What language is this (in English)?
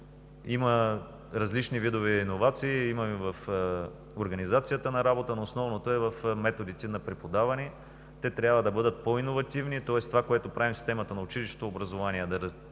Bulgarian